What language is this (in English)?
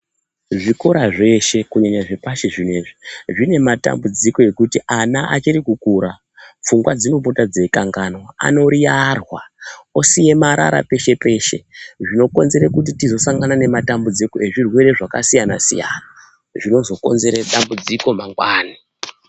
Ndau